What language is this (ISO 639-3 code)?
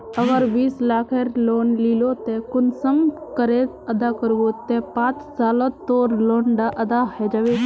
mag